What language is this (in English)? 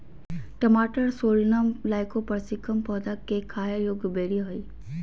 Magahi